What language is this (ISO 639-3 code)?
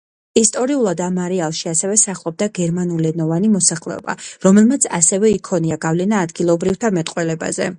kat